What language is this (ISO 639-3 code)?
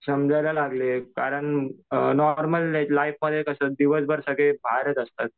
mar